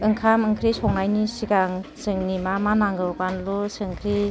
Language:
Bodo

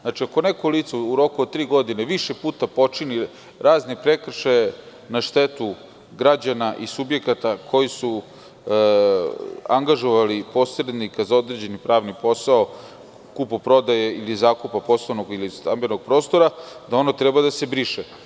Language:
Serbian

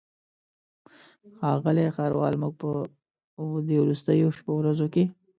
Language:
Pashto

